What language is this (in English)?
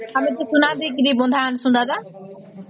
Odia